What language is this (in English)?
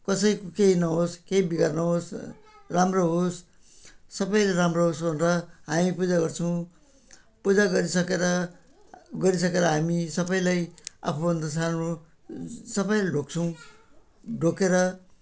Nepali